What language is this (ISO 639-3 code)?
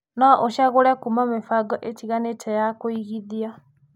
kik